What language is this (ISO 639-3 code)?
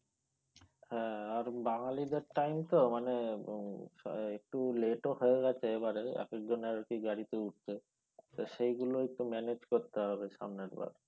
ben